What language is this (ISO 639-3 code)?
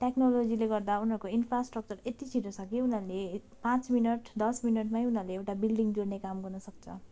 nep